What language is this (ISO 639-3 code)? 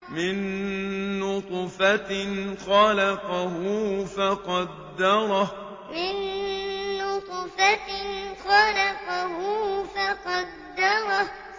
ara